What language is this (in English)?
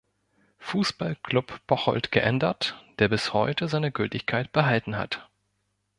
German